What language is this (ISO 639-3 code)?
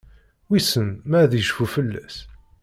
kab